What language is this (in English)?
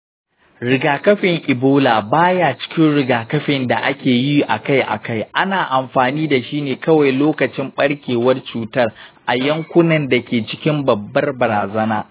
Hausa